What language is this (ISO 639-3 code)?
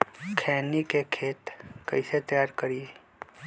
mag